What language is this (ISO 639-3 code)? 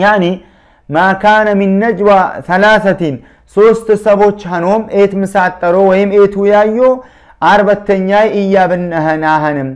ara